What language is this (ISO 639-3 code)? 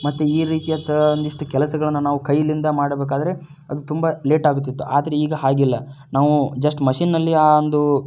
kan